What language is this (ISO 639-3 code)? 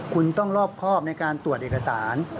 tha